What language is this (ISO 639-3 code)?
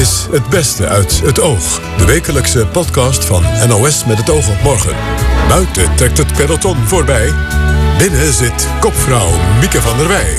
nld